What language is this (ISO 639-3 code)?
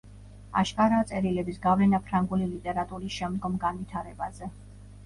kat